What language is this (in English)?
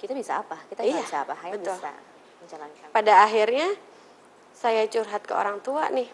Indonesian